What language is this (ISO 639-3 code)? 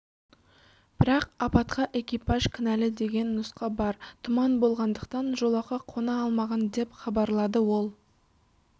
kaz